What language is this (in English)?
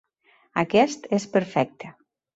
Catalan